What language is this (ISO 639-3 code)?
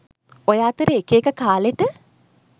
sin